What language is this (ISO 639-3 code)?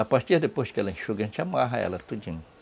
por